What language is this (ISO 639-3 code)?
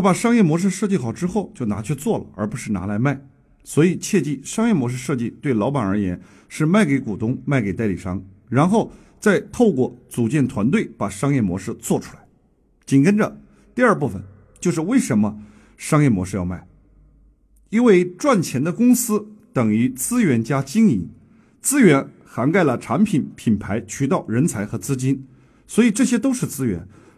zho